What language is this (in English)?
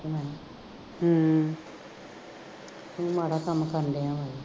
Punjabi